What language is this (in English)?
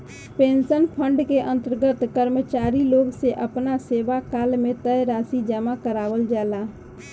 Bhojpuri